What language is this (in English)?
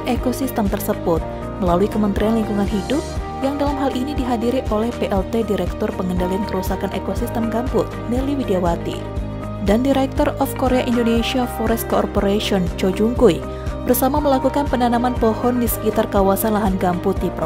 Indonesian